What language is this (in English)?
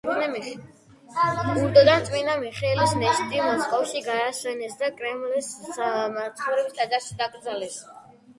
Georgian